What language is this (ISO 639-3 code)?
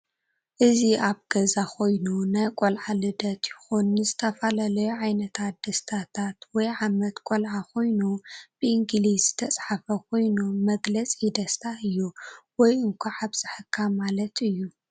tir